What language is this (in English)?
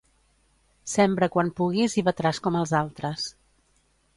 Catalan